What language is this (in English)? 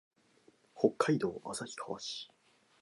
Japanese